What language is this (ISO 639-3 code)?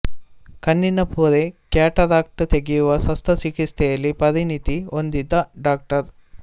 kan